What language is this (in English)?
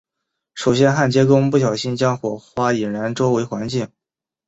Chinese